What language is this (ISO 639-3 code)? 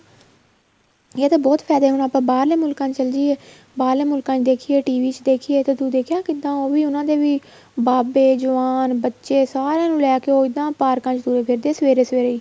pan